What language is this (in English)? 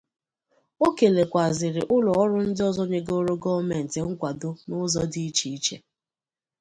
Igbo